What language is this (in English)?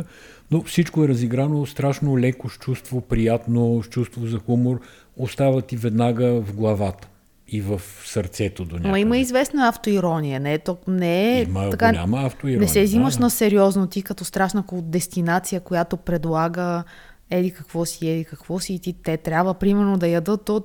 Bulgarian